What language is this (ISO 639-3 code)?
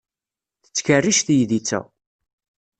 kab